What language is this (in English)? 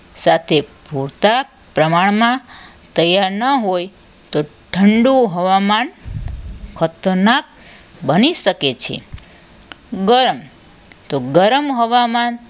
Gujarati